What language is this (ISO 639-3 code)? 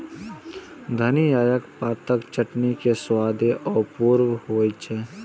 mai